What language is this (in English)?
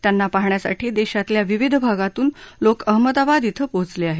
Marathi